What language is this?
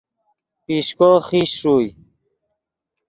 Yidgha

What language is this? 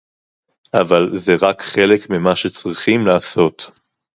Hebrew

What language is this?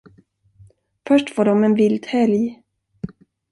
Swedish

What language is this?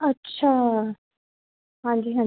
Punjabi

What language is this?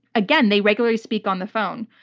English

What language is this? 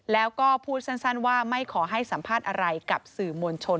Thai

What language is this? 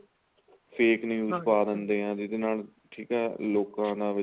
Punjabi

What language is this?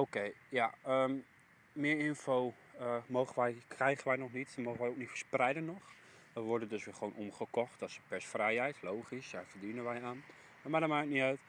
Dutch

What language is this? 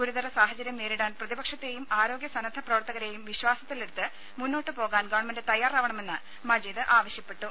Malayalam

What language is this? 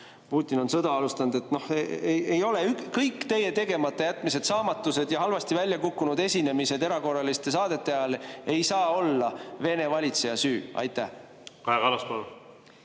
Estonian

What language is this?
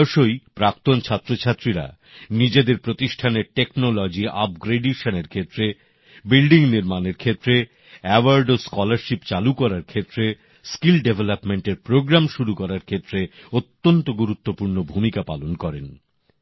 Bangla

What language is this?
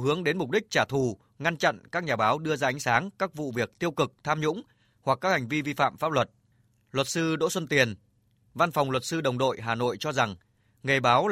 Vietnamese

